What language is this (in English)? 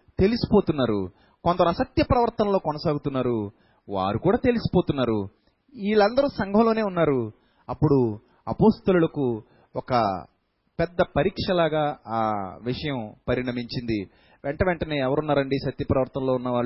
Telugu